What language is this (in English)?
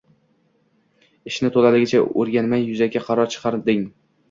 Uzbek